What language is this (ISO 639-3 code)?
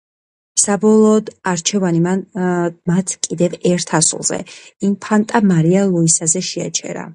kat